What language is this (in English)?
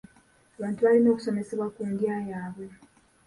Ganda